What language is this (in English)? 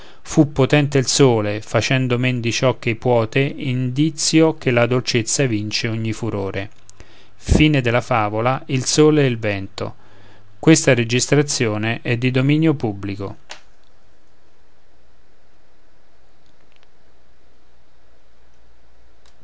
Italian